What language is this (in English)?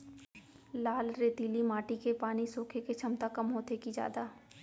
Chhattisgarhi